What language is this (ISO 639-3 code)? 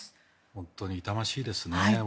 jpn